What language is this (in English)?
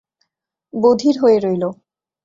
Bangla